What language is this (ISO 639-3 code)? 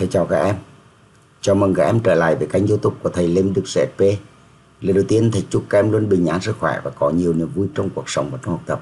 vie